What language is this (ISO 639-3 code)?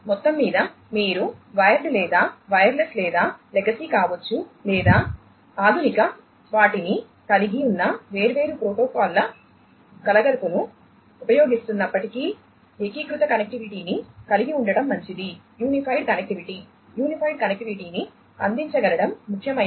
tel